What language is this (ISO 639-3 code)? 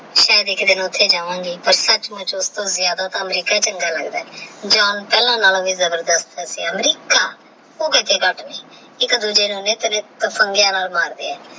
pan